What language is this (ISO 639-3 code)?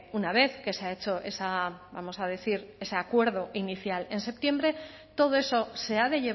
spa